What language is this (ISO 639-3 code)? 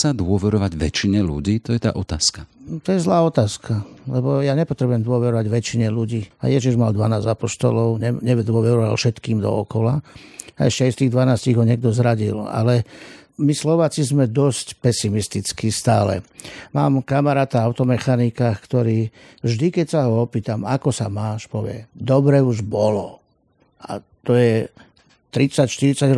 slk